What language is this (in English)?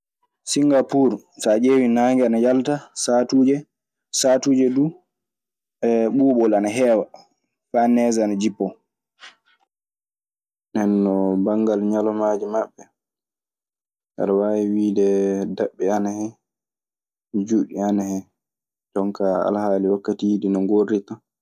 Maasina Fulfulde